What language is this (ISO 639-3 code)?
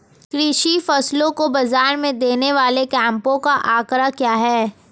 hin